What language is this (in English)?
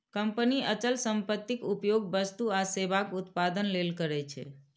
Maithili